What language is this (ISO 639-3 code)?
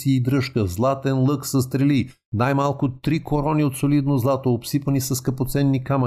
bul